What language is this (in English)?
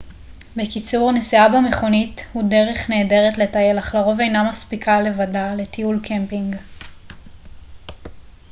Hebrew